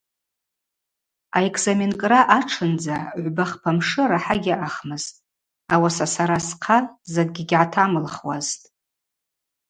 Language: Abaza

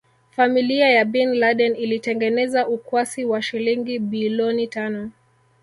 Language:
Swahili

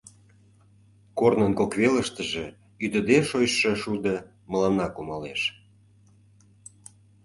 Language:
Mari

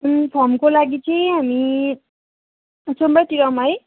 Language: Nepali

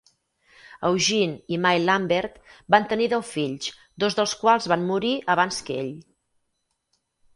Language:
Catalan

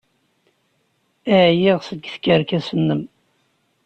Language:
Kabyle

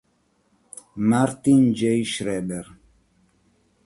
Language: Italian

